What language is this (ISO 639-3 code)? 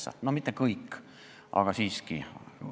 est